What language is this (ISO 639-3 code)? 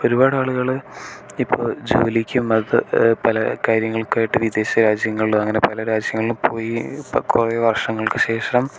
mal